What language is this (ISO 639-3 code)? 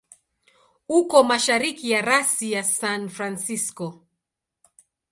swa